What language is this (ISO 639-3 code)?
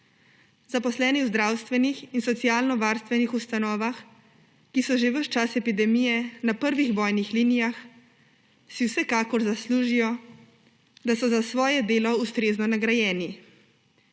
slv